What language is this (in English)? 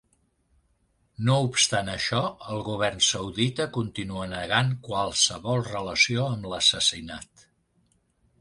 Catalan